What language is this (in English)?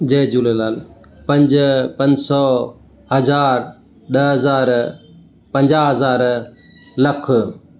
Sindhi